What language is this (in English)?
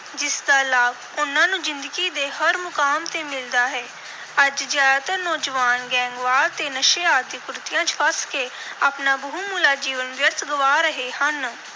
Punjabi